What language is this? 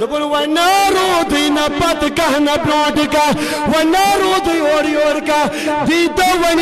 Hindi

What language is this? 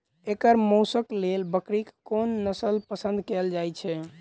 Maithili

